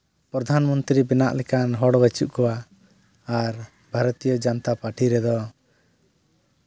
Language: Santali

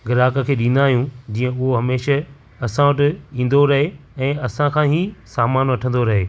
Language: Sindhi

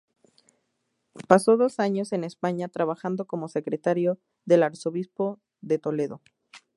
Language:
Spanish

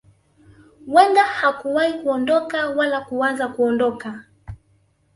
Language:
Swahili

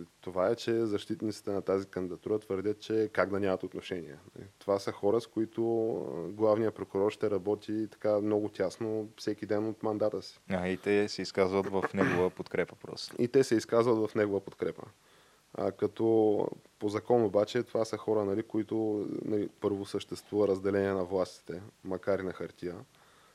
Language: Bulgarian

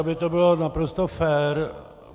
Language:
Czech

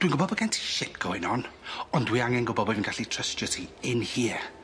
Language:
Welsh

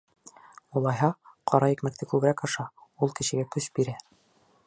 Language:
Bashkir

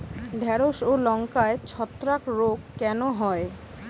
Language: Bangla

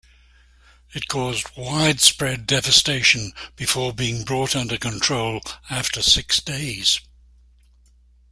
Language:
English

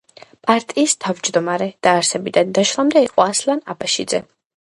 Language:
Georgian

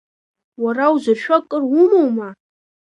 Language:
Abkhazian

